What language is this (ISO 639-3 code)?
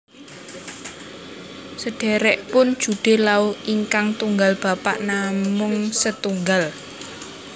jav